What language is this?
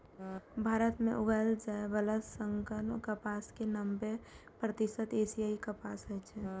Maithili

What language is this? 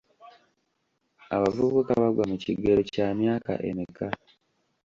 Ganda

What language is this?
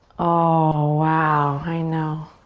English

